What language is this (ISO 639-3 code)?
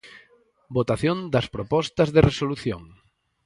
glg